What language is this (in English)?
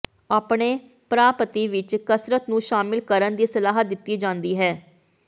Punjabi